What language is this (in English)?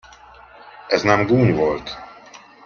Hungarian